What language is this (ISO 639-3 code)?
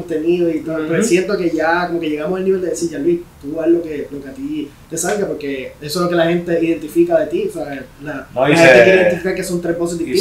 spa